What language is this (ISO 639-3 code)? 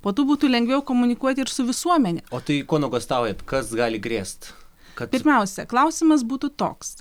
lit